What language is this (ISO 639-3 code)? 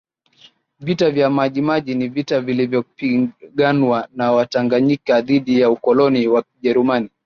swa